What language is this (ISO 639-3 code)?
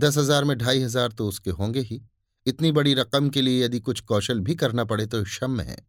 hin